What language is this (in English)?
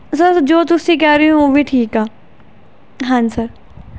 Punjabi